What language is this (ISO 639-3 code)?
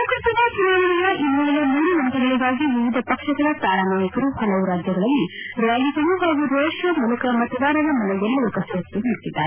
kan